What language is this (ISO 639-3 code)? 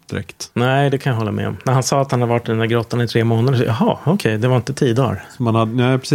swe